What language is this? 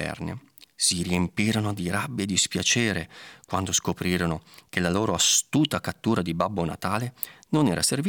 Italian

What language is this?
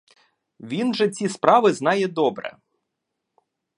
Ukrainian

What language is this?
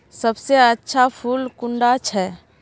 Magahi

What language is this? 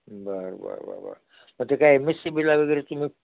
Marathi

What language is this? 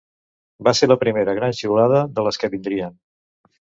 Catalan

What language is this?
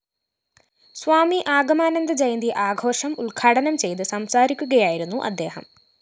Malayalam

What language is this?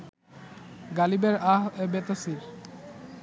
Bangla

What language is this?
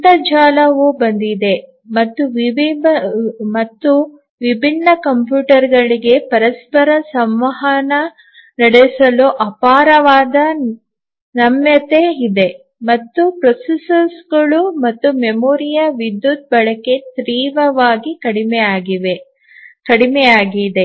Kannada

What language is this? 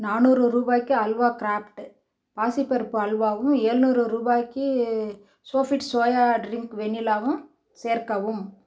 Tamil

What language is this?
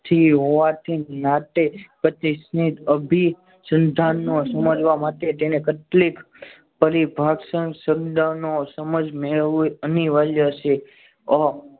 Gujarati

